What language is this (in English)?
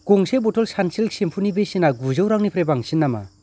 Bodo